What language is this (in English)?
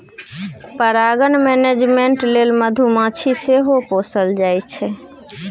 Maithili